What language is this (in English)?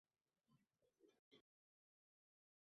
Uzbek